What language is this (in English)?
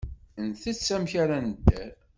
Kabyle